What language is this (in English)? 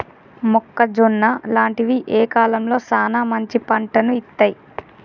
Telugu